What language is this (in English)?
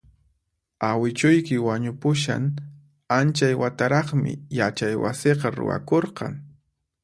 Puno Quechua